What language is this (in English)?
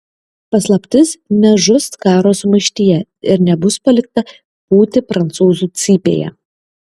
Lithuanian